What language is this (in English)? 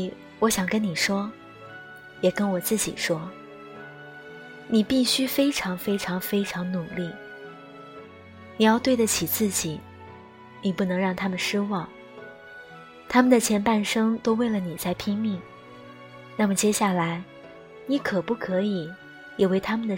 Chinese